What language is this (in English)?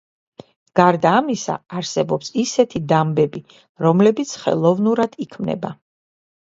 Georgian